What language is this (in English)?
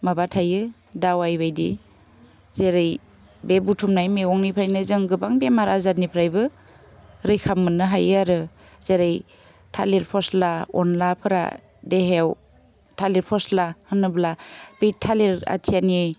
Bodo